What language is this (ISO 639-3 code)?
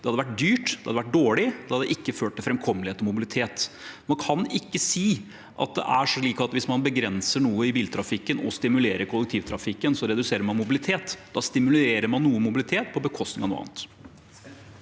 nor